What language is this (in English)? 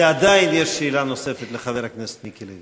Hebrew